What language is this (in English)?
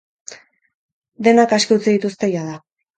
Basque